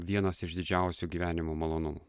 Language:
Lithuanian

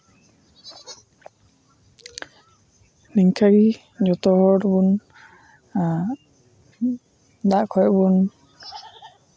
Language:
Santali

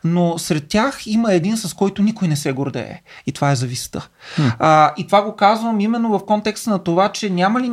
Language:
Bulgarian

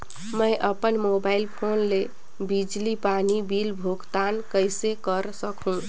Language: Chhattisgarhi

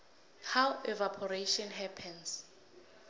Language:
South Ndebele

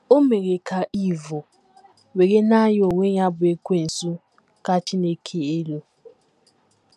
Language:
Igbo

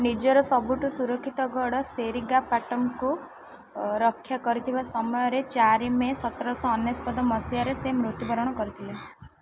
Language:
Odia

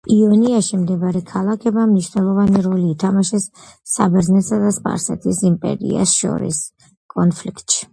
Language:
Georgian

